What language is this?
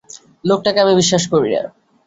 Bangla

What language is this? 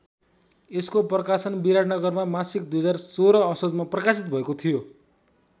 Nepali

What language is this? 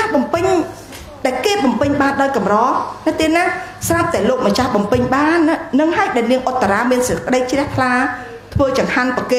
Vietnamese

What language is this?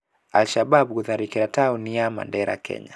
Kikuyu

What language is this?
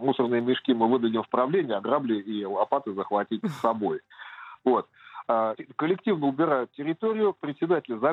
Russian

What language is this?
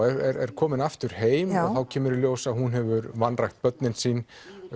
Icelandic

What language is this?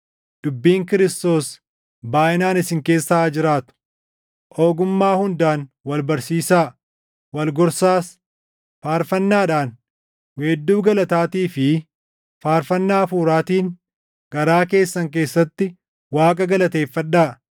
Oromo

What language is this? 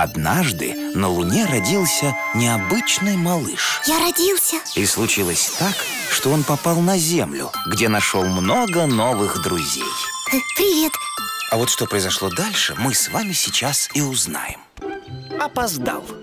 Russian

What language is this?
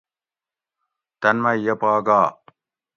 Gawri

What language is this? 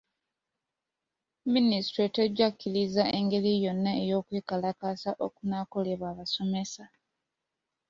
Ganda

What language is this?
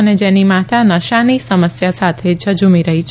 Gujarati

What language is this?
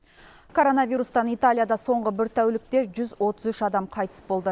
Kazakh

